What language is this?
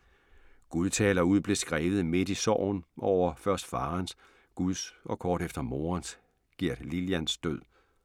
Danish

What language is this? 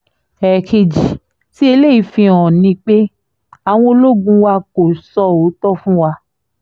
Yoruba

